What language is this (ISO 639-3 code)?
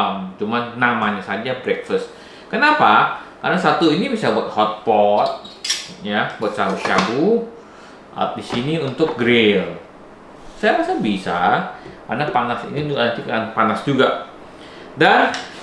ind